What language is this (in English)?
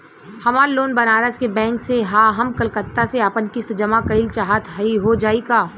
Bhojpuri